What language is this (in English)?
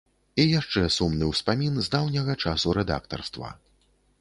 Belarusian